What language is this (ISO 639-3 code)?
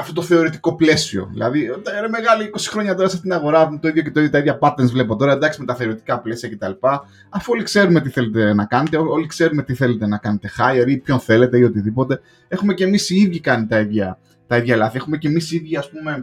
ell